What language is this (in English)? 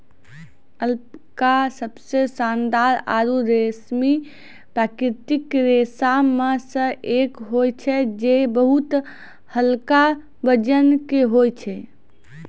Maithili